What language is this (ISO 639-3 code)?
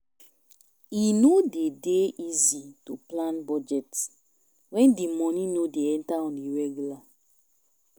pcm